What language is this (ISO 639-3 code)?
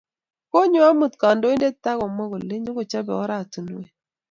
kln